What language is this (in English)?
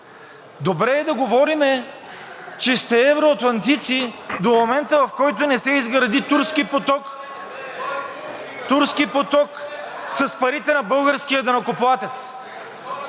Bulgarian